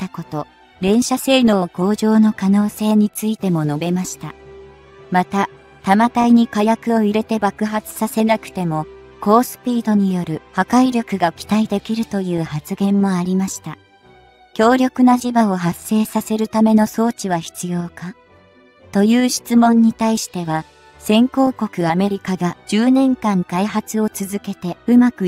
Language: Japanese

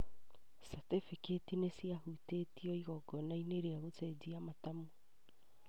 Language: Kikuyu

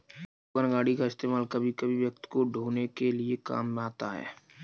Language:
Hindi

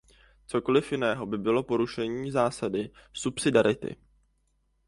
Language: Czech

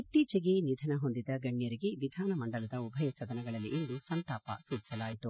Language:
Kannada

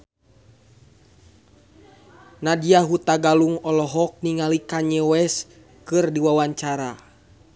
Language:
Sundanese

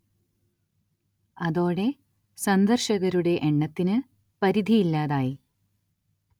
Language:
Malayalam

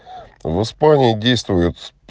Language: Russian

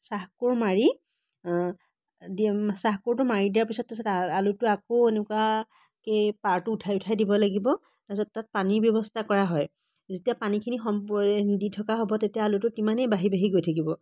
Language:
Assamese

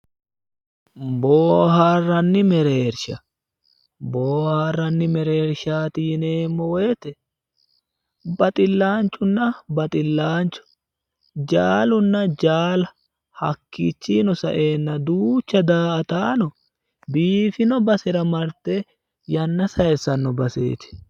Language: Sidamo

